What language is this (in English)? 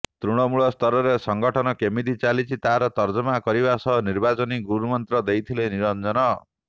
Odia